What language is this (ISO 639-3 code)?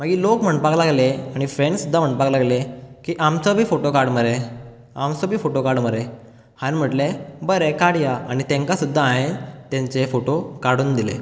kok